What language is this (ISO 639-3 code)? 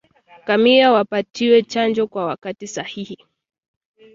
swa